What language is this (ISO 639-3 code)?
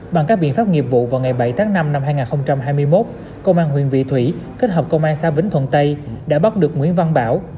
vie